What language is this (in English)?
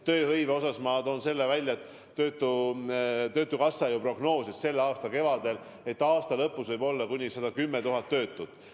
Estonian